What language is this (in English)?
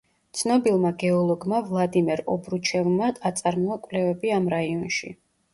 Georgian